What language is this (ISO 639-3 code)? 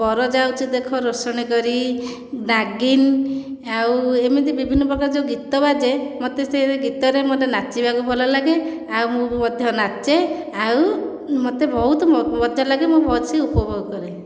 ori